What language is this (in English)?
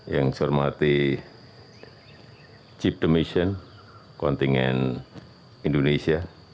Indonesian